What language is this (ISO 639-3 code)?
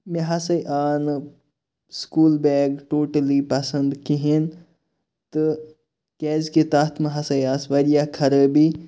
kas